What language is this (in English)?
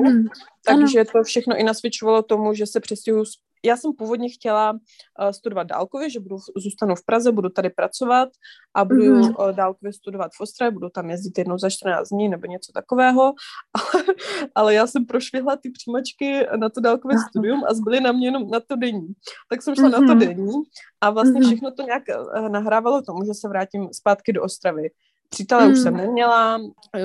Czech